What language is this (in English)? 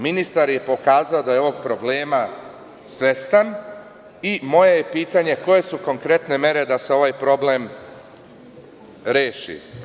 Serbian